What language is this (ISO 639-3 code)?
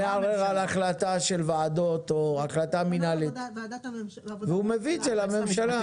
heb